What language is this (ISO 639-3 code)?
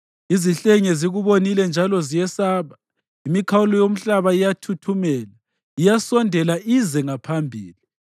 nde